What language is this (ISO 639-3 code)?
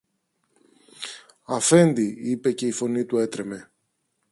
ell